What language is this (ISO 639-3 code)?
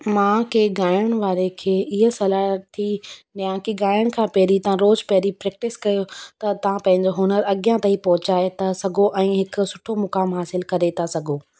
snd